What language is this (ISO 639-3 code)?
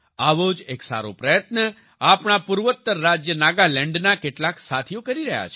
guj